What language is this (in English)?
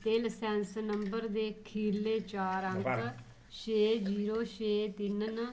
Dogri